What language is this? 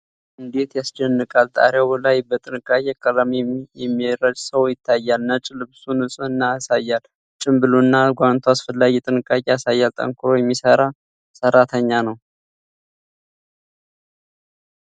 Amharic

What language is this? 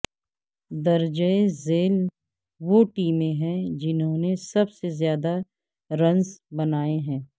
Urdu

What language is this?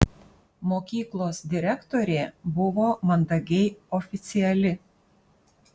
Lithuanian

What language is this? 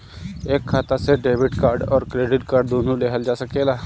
Bhojpuri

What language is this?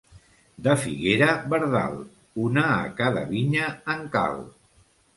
Catalan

